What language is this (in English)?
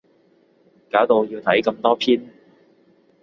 Cantonese